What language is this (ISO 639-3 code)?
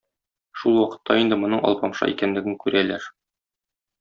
tat